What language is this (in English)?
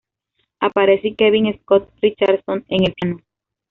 Spanish